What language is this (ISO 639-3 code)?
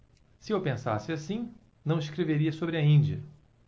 por